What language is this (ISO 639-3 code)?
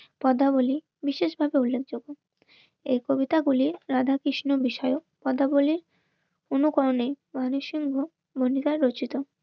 ben